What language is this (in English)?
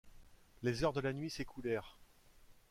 French